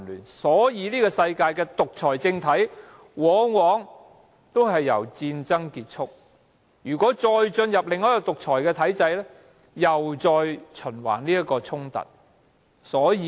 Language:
Cantonese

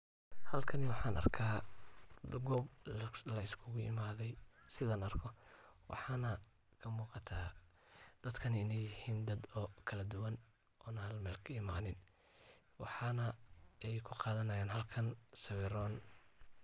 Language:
Somali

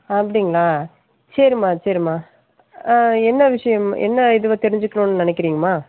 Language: Tamil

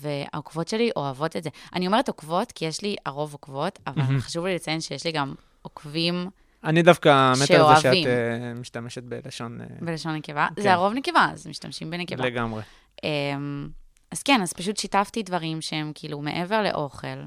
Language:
Hebrew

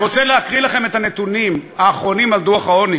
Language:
Hebrew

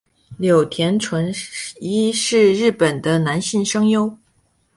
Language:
Chinese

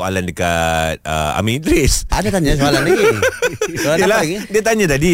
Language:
Malay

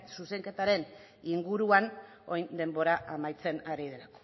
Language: Basque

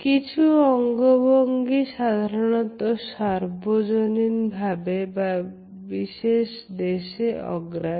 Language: Bangla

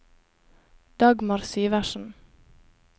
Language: Norwegian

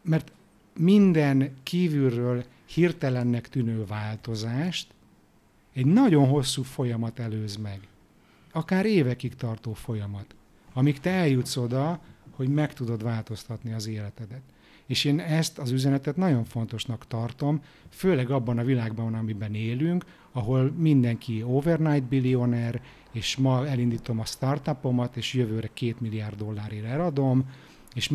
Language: Hungarian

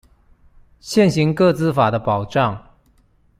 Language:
Chinese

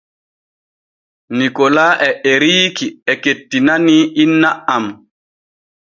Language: Borgu Fulfulde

